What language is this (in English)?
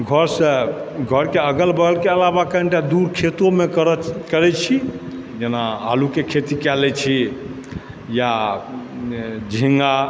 Maithili